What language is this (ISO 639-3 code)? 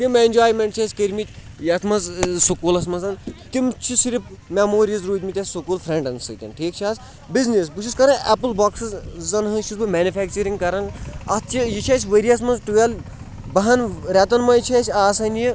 kas